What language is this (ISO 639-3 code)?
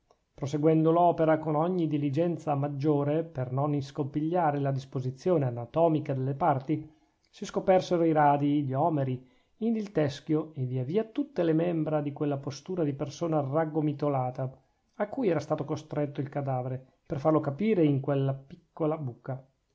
ita